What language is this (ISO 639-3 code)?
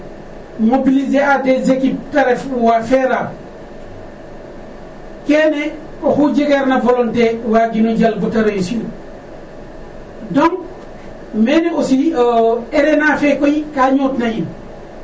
srr